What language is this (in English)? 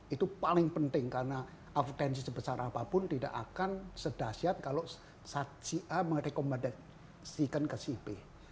Indonesian